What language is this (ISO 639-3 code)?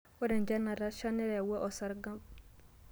mas